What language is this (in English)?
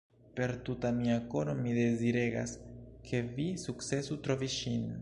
Esperanto